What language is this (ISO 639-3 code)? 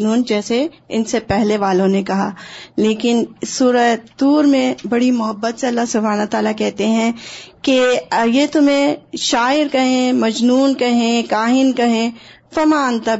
urd